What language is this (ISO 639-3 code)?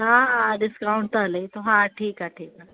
snd